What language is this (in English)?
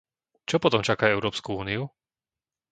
Slovak